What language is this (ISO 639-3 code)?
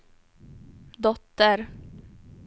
swe